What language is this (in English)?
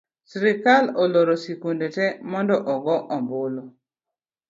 Luo (Kenya and Tanzania)